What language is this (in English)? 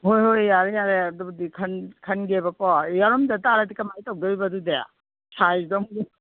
Manipuri